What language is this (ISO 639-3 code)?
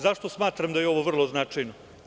srp